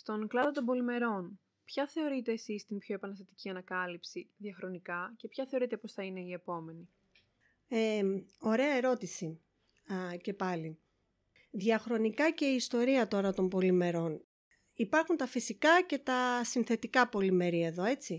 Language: Greek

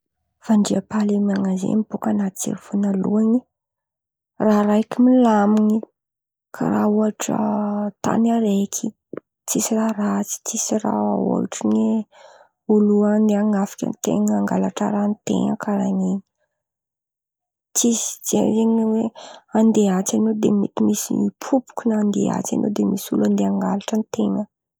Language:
Antankarana Malagasy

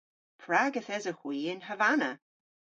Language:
Cornish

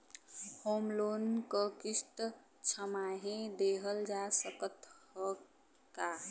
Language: Bhojpuri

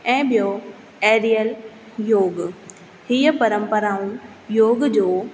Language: Sindhi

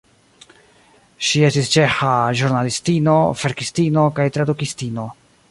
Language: Esperanto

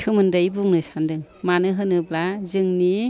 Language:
Bodo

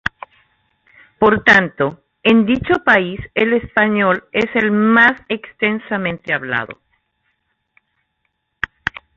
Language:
Spanish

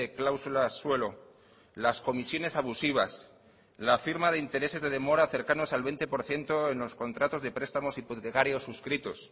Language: Spanish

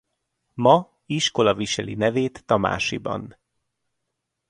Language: Hungarian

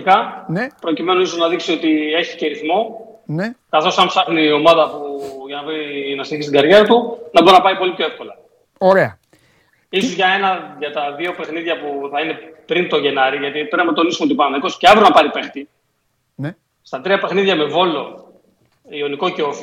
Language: Greek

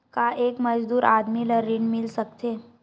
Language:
Chhattisgarhi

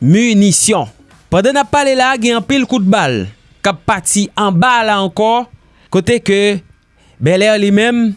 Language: French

